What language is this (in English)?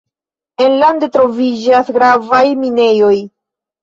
Esperanto